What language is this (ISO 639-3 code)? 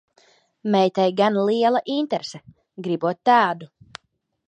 lav